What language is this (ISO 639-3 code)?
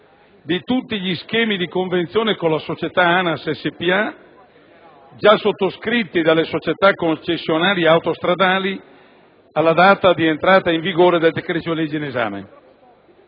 ita